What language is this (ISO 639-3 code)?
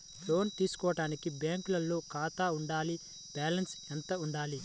tel